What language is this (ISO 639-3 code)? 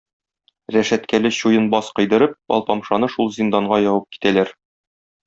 tat